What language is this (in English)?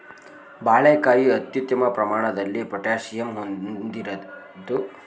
Kannada